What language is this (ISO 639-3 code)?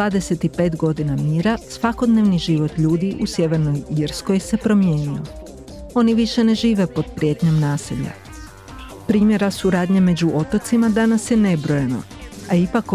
hrv